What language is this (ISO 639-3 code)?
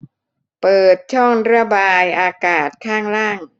tha